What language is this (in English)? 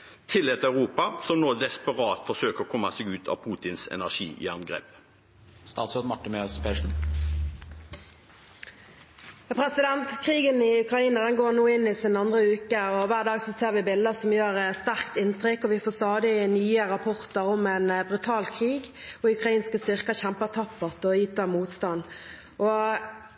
Norwegian Bokmål